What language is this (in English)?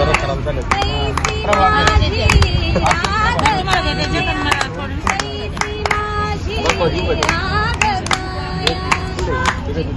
Marathi